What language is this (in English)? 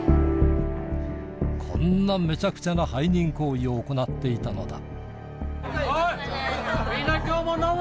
Japanese